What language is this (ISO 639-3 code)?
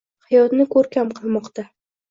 uzb